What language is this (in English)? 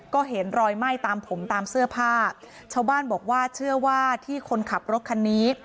Thai